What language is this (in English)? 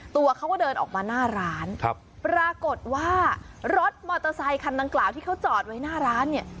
Thai